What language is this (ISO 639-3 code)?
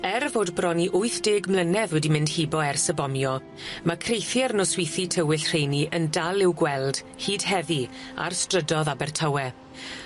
cym